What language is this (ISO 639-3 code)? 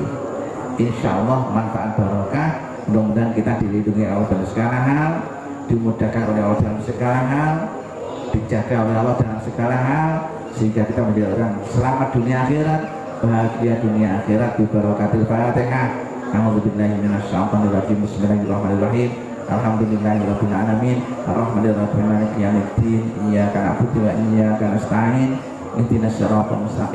ind